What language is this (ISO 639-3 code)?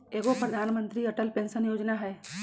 mag